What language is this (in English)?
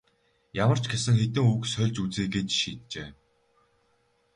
Mongolian